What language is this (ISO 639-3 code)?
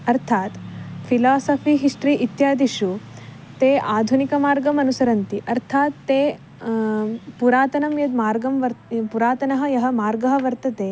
san